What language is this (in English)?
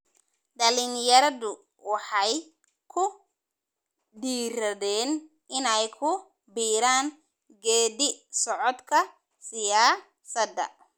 Somali